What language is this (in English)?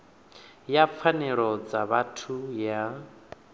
Venda